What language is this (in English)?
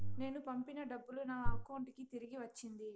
Telugu